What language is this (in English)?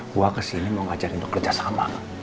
Indonesian